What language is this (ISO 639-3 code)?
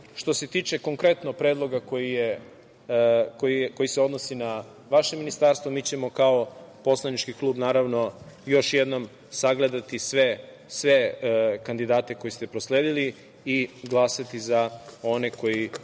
srp